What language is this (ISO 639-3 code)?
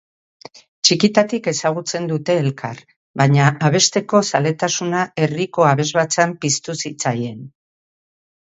eus